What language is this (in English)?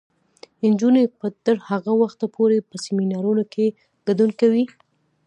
Pashto